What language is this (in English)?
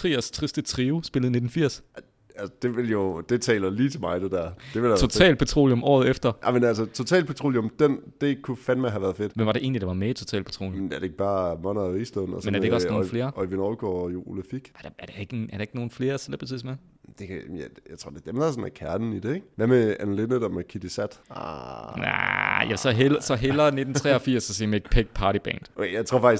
Danish